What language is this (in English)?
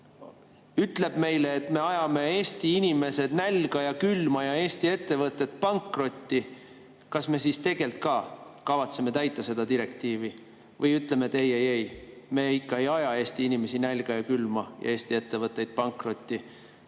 Estonian